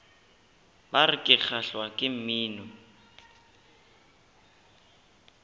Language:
Northern Sotho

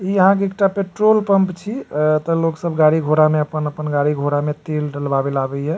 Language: Maithili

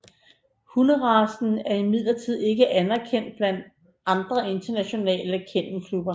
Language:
Danish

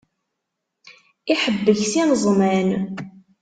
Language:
Kabyle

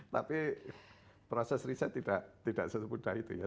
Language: Indonesian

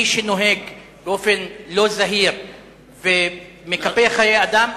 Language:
Hebrew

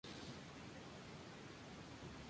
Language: Spanish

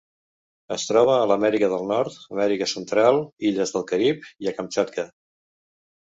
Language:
Catalan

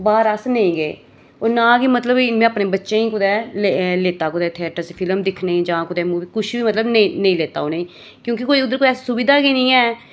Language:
Dogri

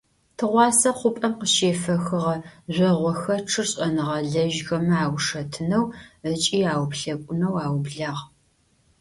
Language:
Adyghe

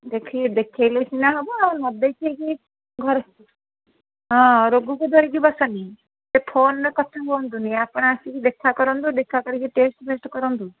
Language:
Odia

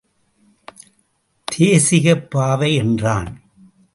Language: Tamil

